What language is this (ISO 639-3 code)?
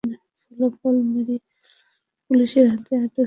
ben